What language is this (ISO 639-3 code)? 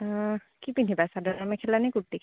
asm